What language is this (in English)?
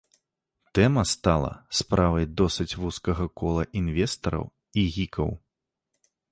Belarusian